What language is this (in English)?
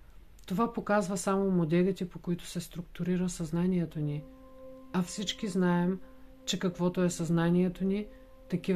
Bulgarian